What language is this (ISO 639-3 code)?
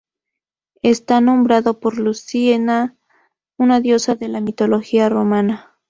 spa